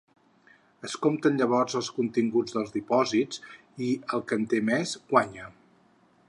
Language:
Catalan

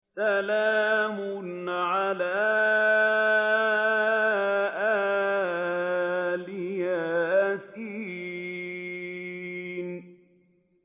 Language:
Arabic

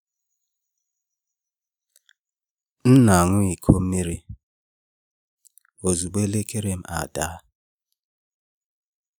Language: Igbo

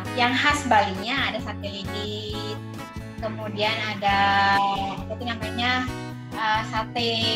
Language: Indonesian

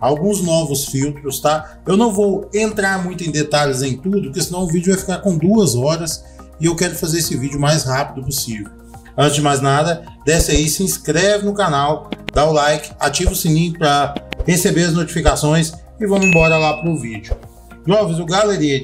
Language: Portuguese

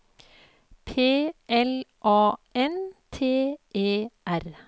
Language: Norwegian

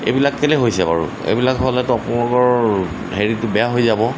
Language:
Assamese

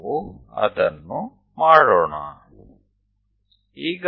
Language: Gujarati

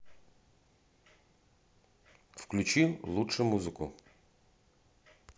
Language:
Russian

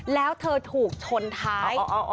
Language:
Thai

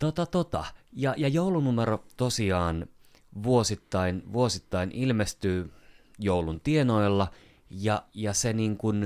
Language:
Finnish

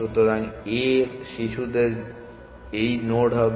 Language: Bangla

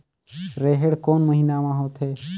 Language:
Chhattisgarhi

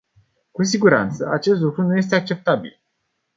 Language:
Romanian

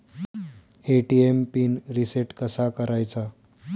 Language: Marathi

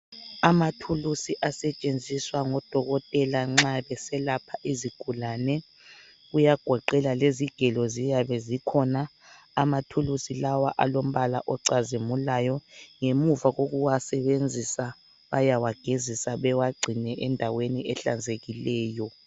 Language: North Ndebele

